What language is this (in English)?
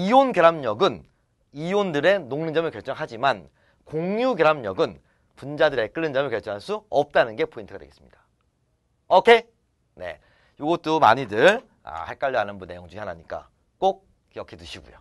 Korean